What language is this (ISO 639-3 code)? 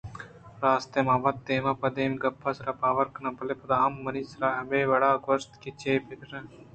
bgp